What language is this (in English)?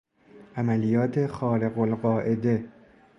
Persian